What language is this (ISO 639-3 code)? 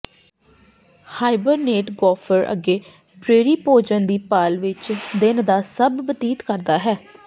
pan